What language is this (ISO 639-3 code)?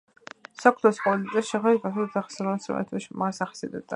kat